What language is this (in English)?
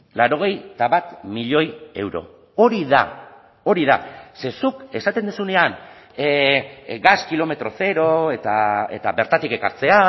Basque